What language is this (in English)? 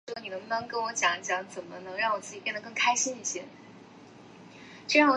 Chinese